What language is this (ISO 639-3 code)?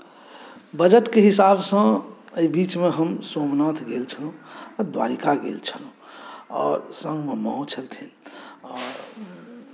mai